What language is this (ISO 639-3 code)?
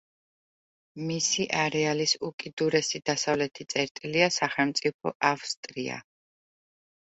kat